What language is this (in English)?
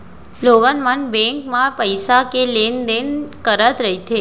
Chhattisgarhi